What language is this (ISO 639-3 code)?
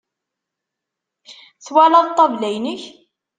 kab